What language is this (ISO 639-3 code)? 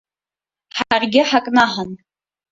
abk